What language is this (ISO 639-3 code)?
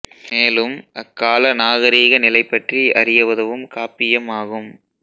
tam